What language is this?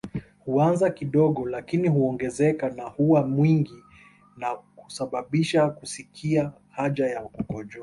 Swahili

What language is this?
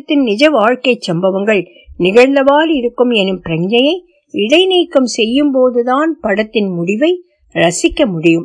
Tamil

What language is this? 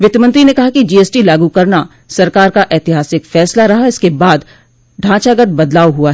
Hindi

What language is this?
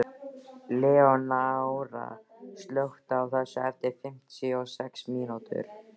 Icelandic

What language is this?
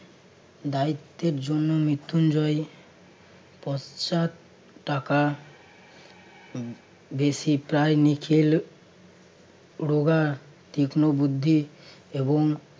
Bangla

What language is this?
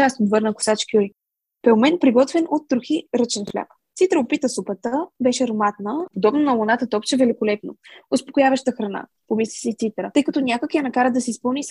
Bulgarian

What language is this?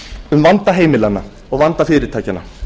Icelandic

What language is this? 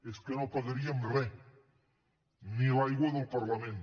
Catalan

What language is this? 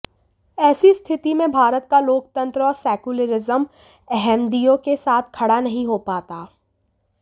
Hindi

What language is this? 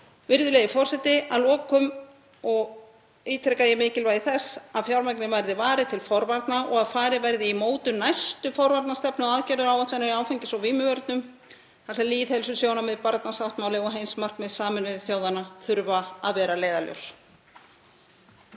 Icelandic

